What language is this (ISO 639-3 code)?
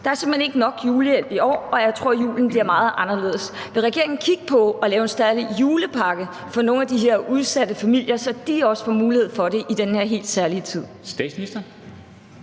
dan